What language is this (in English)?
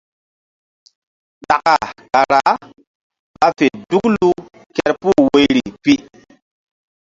Mbum